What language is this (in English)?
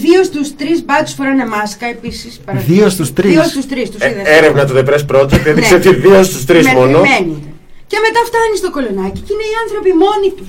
Greek